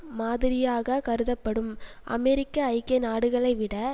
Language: Tamil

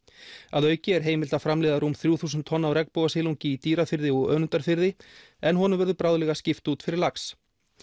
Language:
Icelandic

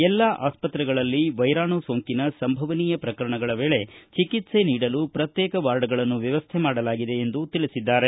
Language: Kannada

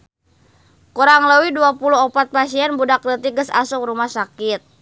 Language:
Sundanese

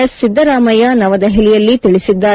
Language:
Kannada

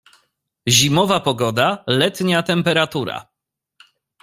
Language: Polish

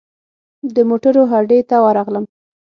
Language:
Pashto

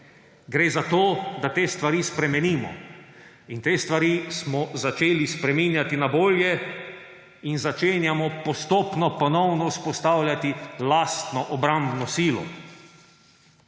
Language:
Slovenian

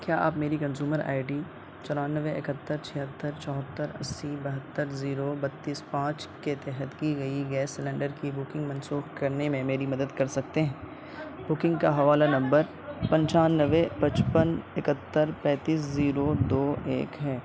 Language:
Urdu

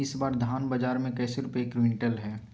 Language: Magahi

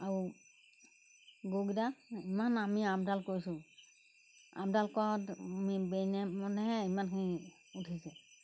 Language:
Assamese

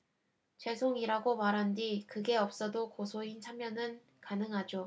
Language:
Korean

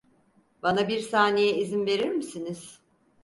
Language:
Turkish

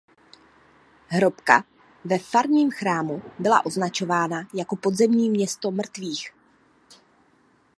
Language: Czech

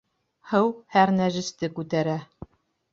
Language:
Bashkir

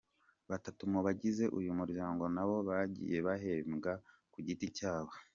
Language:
Kinyarwanda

